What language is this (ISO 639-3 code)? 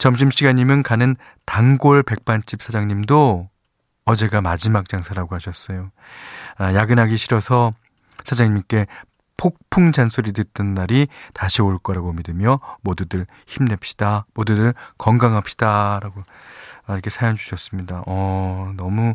kor